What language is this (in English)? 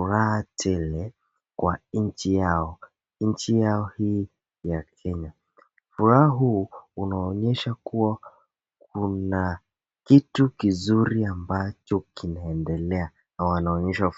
Swahili